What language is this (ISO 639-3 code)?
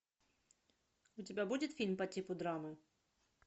rus